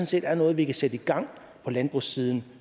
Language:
Danish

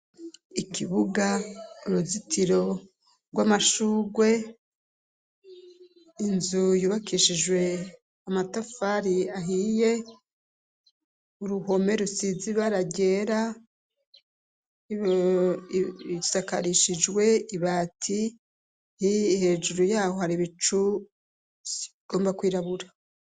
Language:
Rundi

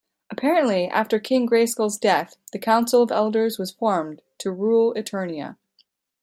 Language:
English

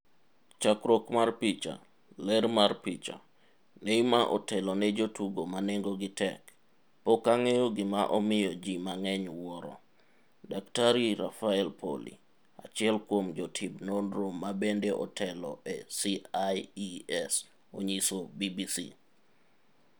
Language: Luo (Kenya and Tanzania)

